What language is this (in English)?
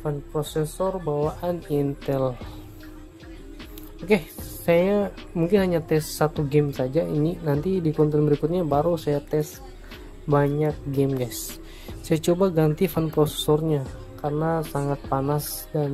Indonesian